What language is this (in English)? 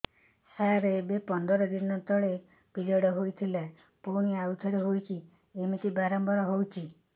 Odia